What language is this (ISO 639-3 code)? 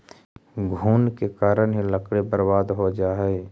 mag